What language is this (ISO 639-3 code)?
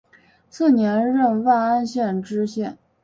zho